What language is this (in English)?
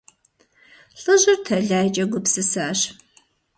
Kabardian